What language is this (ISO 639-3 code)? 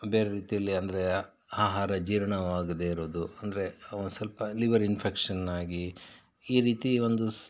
kan